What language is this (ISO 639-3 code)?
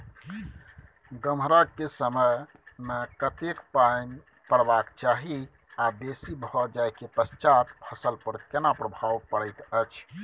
mai